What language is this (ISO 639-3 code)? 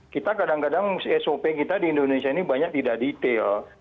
ind